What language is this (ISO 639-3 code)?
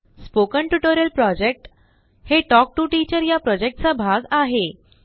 mar